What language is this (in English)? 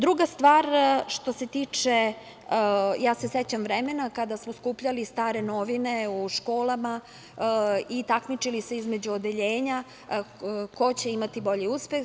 Serbian